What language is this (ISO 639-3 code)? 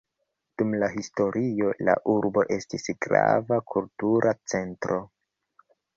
epo